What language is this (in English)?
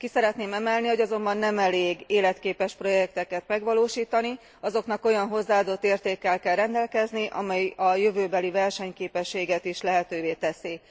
Hungarian